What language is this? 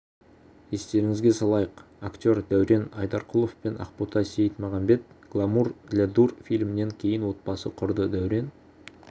Kazakh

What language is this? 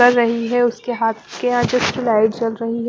Hindi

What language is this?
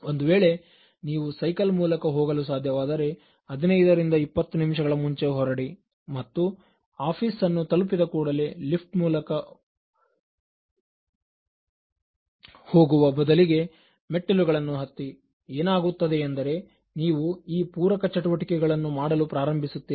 Kannada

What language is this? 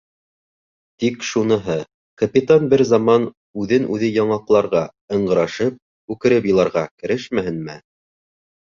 Bashkir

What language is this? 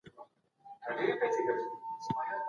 Pashto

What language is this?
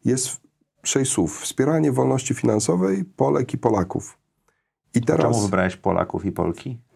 Polish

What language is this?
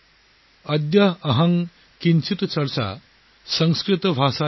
Assamese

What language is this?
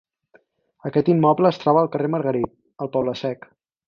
Catalan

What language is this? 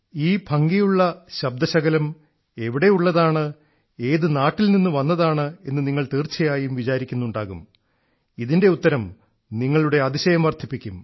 Malayalam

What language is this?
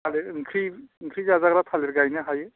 Bodo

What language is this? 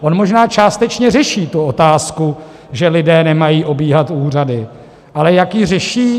Czech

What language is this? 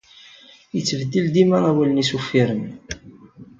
Kabyle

